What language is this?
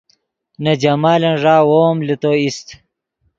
Yidgha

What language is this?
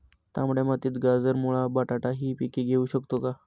Marathi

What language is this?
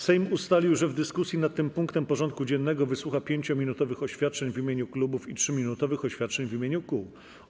Polish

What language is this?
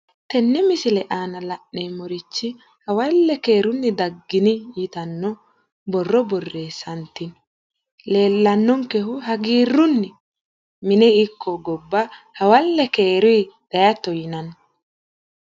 Sidamo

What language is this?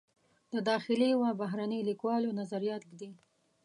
Pashto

